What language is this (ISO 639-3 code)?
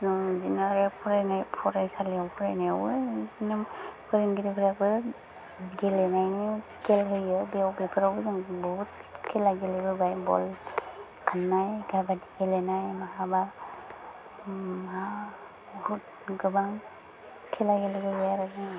brx